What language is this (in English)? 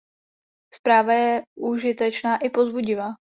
Czech